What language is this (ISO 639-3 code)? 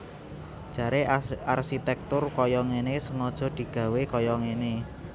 jav